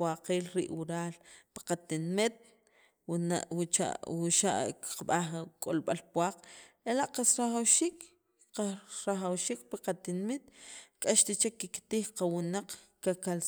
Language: Sacapulteco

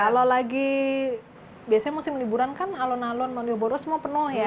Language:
Indonesian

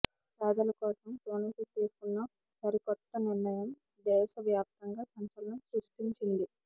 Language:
Telugu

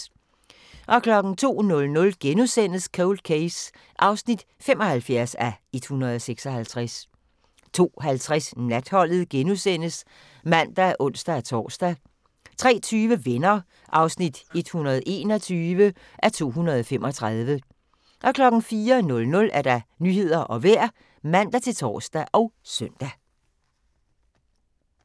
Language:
Danish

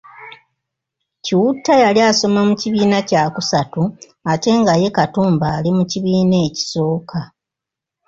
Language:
Ganda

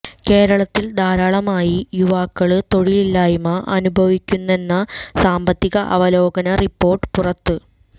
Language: Malayalam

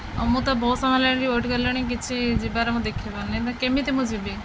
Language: Odia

